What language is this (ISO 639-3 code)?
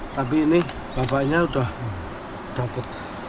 ind